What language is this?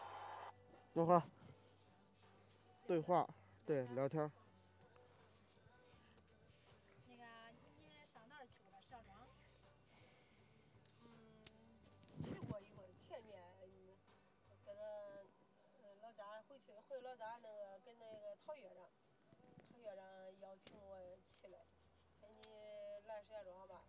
Chinese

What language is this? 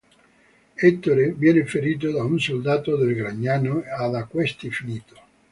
Italian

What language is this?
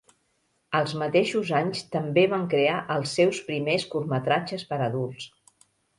Catalan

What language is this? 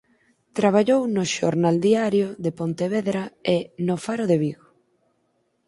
Galician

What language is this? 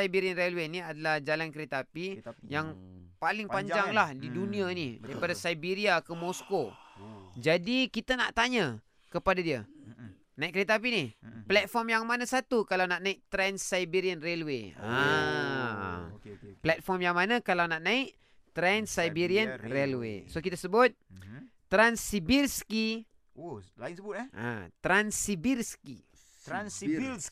Malay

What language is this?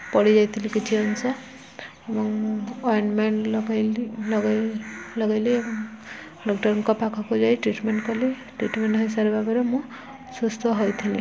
Odia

